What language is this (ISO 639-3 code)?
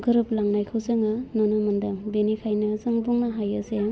brx